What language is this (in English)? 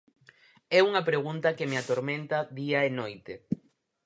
Galician